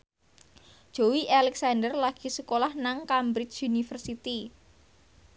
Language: Javanese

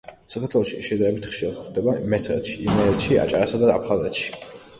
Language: Georgian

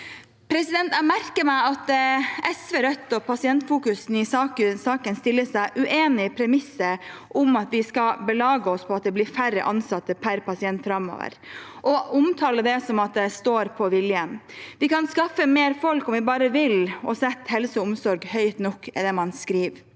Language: Norwegian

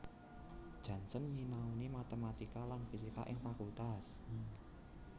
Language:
Javanese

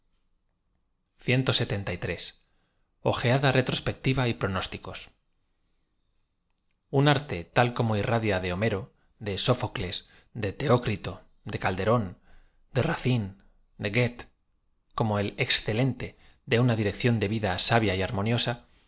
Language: Spanish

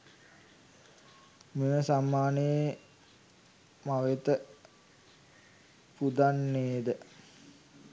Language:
Sinhala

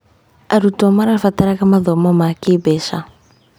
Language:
Kikuyu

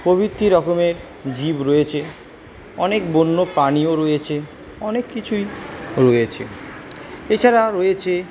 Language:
Bangla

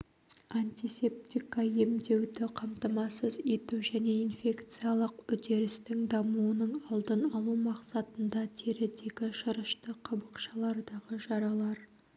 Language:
Kazakh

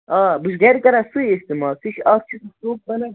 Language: Kashmiri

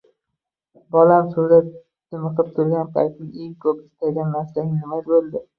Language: Uzbek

